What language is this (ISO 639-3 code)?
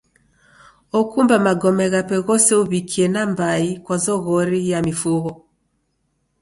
dav